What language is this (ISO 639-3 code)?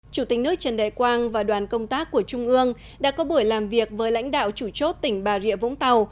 vie